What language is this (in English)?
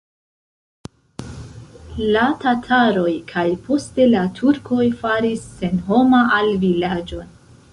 Esperanto